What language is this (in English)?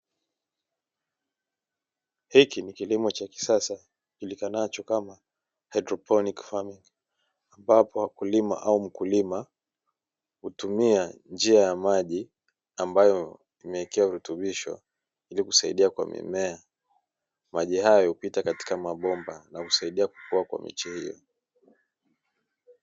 Swahili